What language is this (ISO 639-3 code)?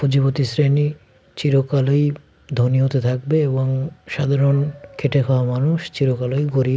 ben